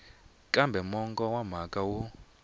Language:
Tsonga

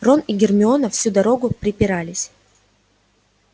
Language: Russian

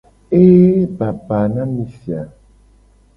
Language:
Gen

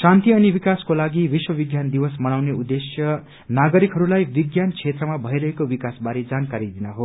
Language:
Nepali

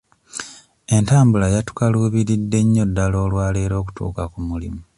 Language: Ganda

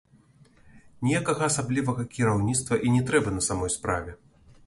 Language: Belarusian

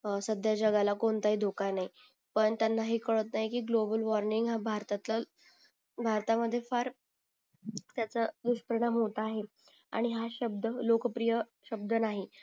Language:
Marathi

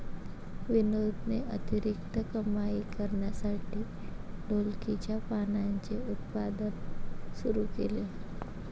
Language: Marathi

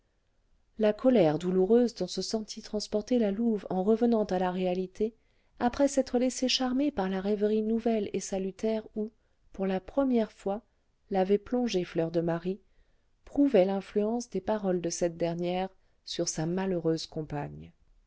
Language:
French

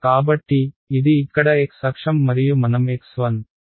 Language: Telugu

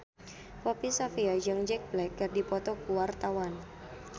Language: Sundanese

